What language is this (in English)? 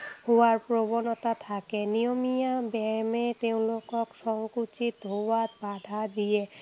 Assamese